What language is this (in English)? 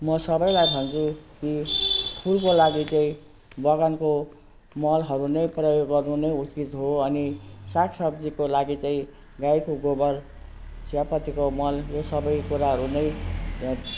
Nepali